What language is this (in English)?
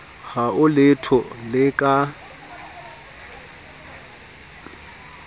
Southern Sotho